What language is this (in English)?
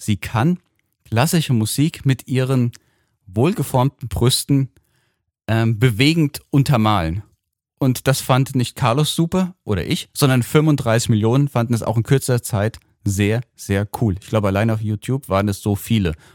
German